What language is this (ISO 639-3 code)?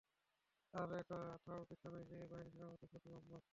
ben